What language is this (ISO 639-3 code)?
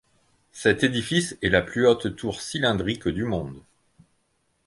fra